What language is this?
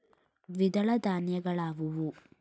Kannada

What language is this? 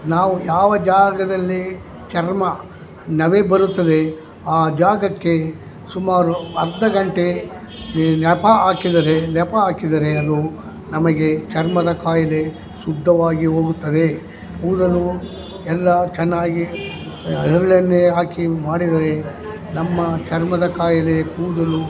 Kannada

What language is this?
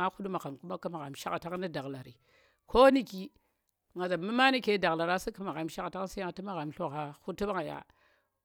Tera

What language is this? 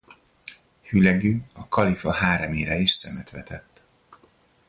Hungarian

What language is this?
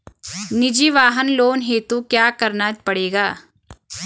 Hindi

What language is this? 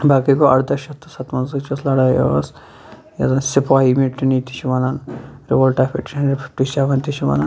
Kashmiri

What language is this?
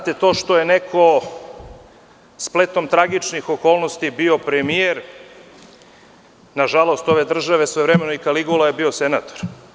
Serbian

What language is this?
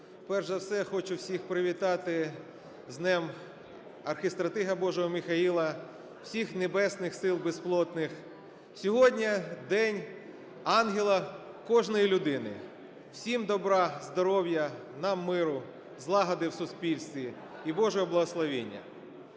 Ukrainian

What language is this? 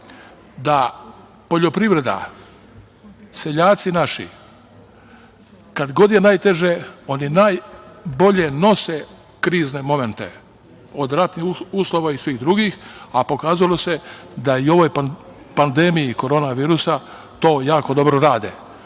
Serbian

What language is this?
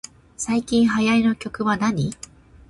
Japanese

